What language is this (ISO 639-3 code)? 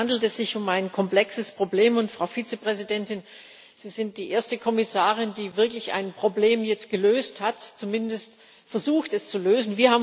deu